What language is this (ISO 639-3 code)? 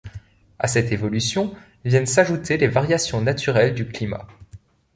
fra